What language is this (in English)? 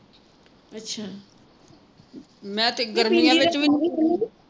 Punjabi